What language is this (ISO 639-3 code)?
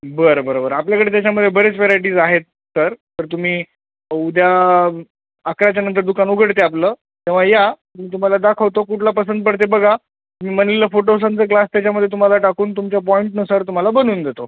mar